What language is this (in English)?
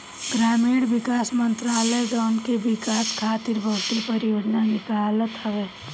Bhojpuri